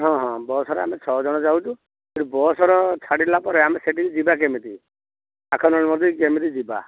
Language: Odia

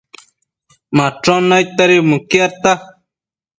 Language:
Matsés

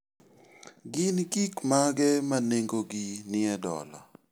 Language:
Luo (Kenya and Tanzania)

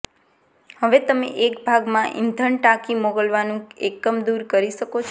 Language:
Gujarati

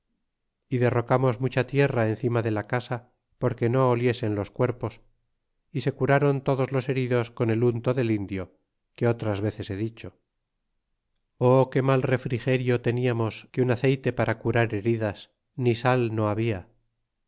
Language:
Spanish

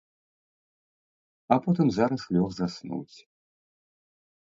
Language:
Belarusian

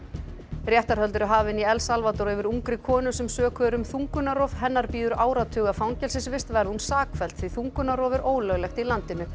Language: Icelandic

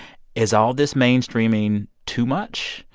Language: English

